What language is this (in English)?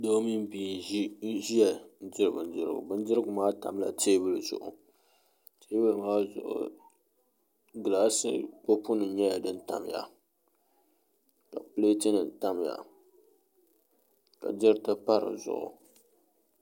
Dagbani